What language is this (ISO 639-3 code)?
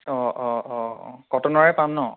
asm